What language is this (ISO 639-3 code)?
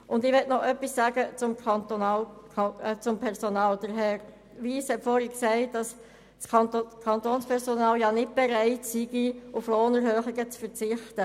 gsw